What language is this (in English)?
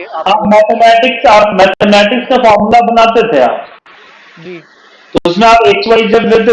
Hindi